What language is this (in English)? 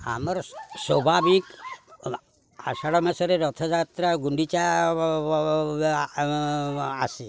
Odia